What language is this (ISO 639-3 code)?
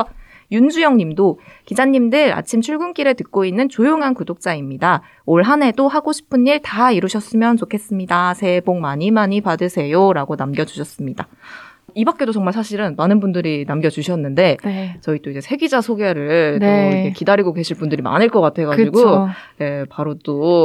kor